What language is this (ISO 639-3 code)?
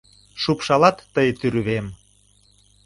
chm